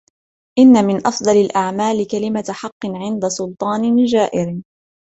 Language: Arabic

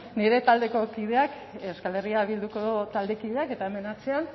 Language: Basque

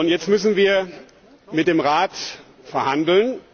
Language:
German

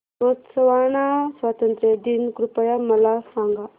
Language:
Marathi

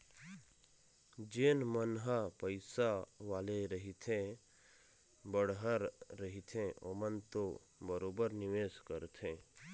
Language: Chhattisgarhi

